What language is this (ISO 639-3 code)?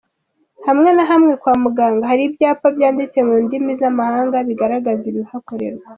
kin